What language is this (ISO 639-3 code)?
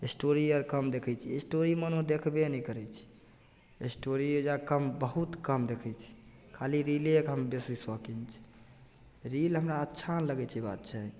mai